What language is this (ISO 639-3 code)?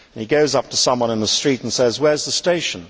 eng